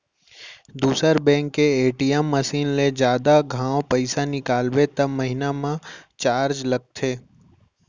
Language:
Chhattisgarhi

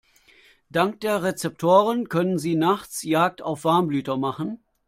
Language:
German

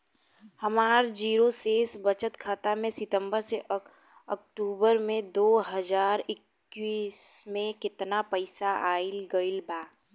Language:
Bhojpuri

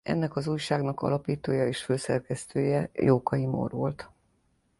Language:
Hungarian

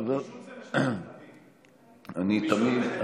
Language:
Hebrew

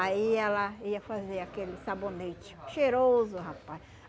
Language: Portuguese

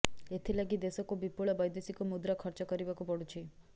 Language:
Odia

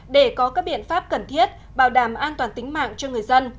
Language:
Vietnamese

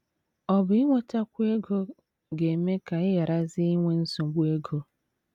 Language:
Igbo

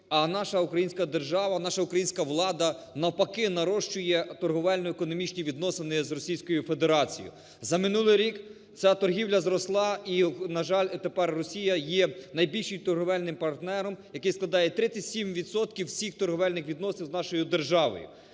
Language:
Ukrainian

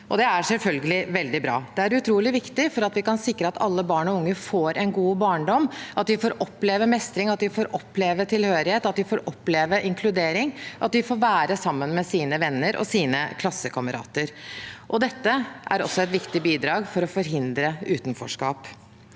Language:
Norwegian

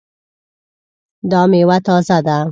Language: Pashto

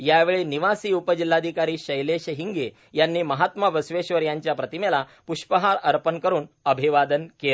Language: Marathi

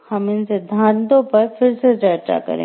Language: Hindi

